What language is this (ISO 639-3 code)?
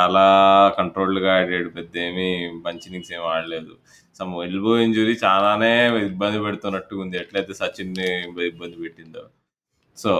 tel